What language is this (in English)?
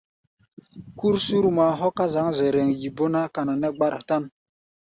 Gbaya